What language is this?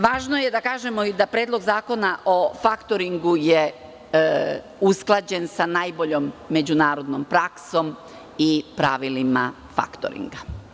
Serbian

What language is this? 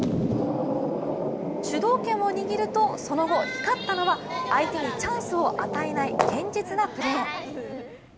Japanese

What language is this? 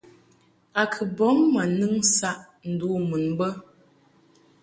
Mungaka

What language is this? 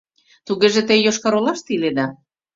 Mari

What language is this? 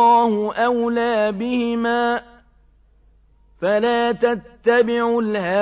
Arabic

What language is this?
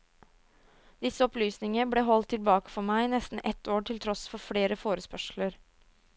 Norwegian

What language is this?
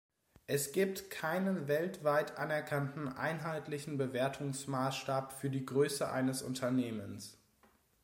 German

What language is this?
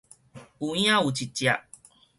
Min Nan Chinese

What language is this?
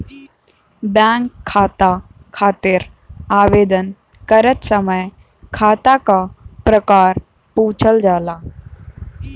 Bhojpuri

